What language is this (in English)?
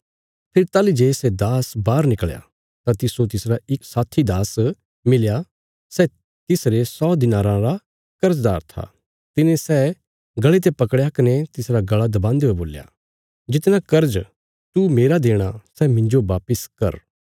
Bilaspuri